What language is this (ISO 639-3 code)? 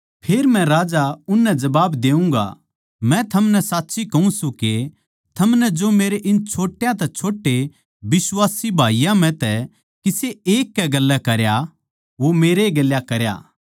bgc